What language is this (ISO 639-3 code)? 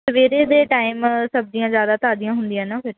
pan